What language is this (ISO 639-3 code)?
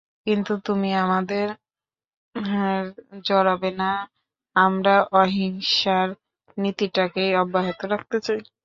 ben